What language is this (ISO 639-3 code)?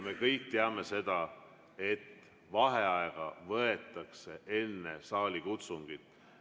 est